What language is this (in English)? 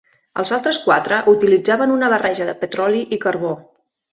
Catalan